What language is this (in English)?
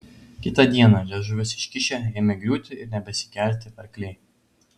Lithuanian